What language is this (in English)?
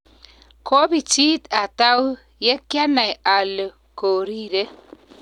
Kalenjin